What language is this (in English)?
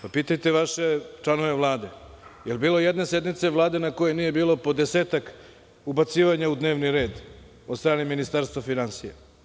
Serbian